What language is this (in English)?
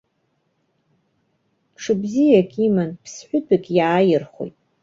Abkhazian